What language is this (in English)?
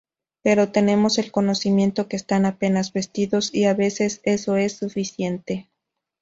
Spanish